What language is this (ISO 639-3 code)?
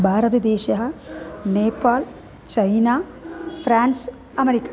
san